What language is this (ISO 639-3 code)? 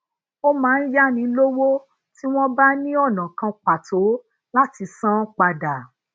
yor